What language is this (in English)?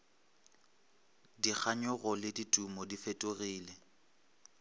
Northern Sotho